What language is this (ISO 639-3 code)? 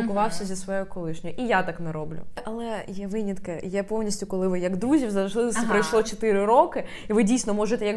ukr